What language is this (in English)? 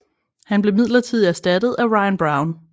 Danish